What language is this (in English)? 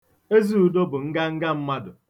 Igbo